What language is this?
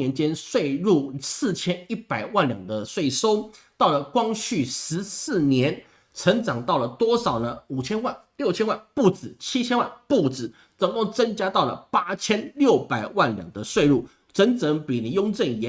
Chinese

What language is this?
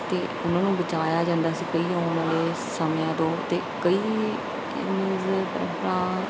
Punjabi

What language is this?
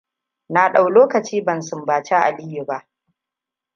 Hausa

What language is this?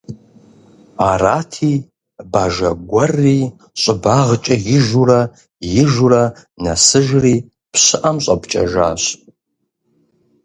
Kabardian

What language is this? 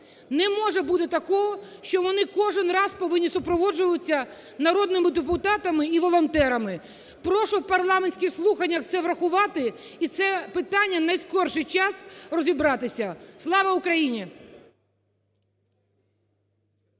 Ukrainian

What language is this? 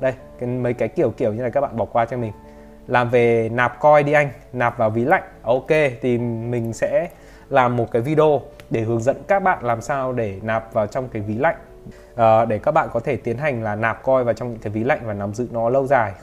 Vietnamese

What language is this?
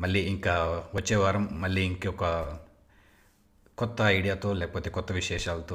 Telugu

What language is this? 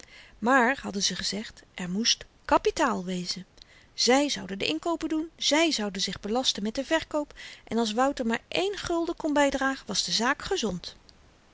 Dutch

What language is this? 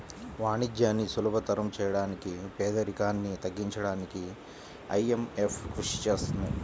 Telugu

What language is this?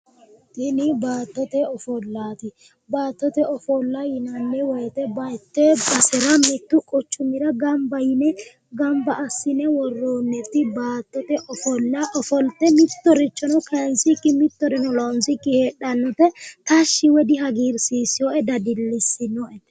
Sidamo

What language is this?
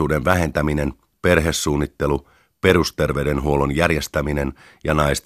Finnish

